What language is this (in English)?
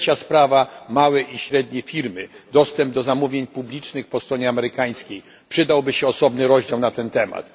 Polish